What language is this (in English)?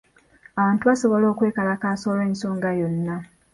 Ganda